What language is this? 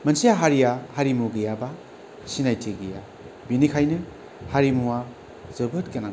Bodo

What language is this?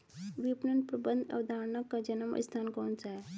Hindi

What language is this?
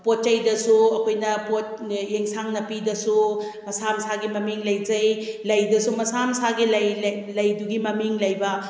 Manipuri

